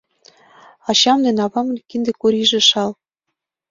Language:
Mari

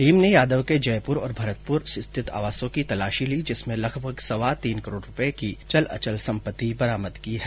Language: Hindi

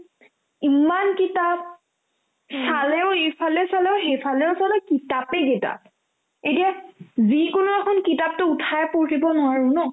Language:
Assamese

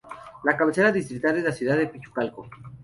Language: Spanish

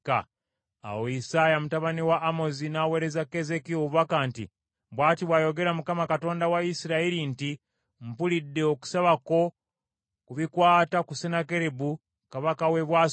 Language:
Ganda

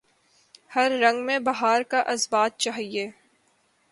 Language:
Urdu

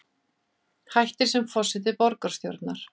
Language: Icelandic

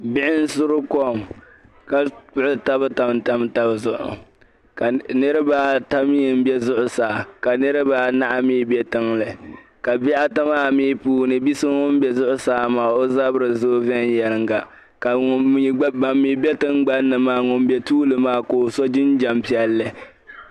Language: Dagbani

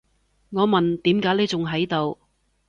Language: Cantonese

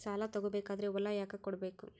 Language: Kannada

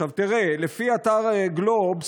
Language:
Hebrew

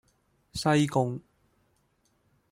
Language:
Cantonese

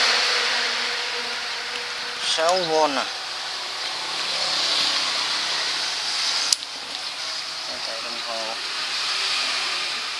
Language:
Vietnamese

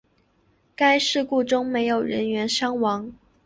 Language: Chinese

